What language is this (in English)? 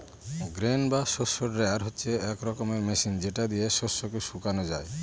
Bangla